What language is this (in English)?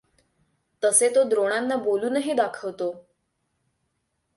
Marathi